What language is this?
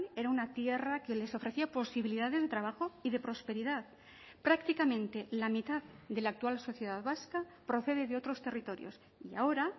Spanish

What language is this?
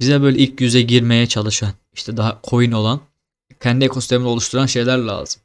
Turkish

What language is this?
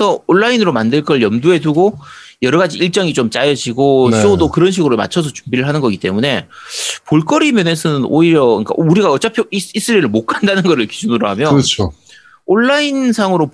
Korean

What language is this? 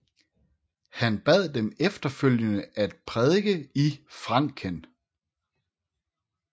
Danish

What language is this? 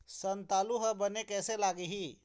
Chhattisgarhi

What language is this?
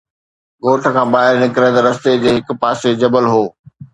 Sindhi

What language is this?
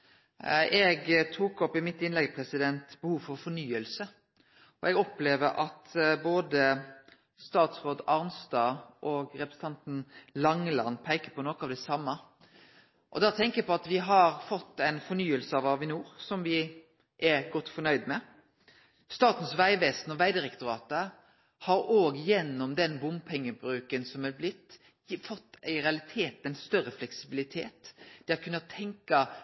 Norwegian Nynorsk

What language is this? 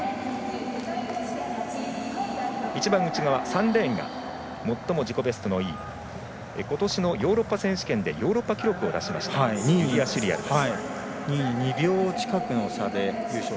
Japanese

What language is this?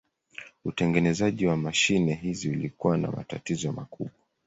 Swahili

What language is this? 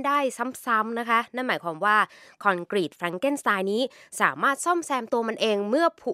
Thai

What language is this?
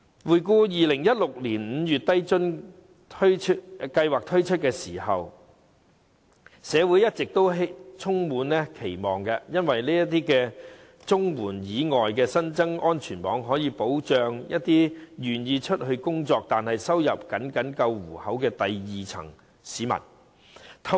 Cantonese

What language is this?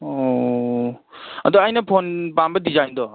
Manipuri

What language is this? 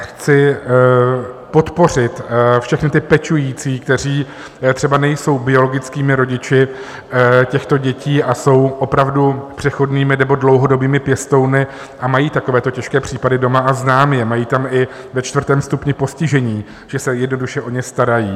Czech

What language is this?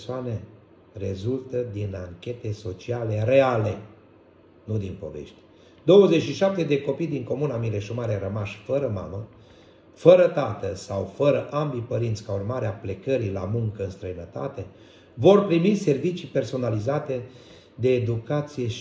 Romanian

